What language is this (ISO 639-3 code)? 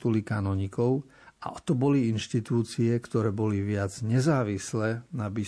slk